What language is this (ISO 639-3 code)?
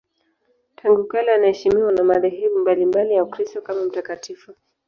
swa